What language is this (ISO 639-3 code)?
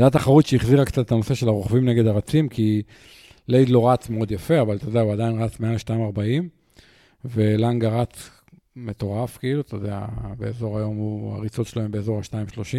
heb